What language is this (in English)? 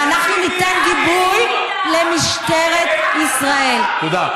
Hebrew